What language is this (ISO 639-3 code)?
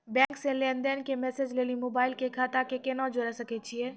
mai